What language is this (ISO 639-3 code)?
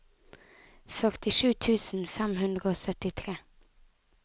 nor